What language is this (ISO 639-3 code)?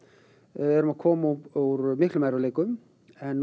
isl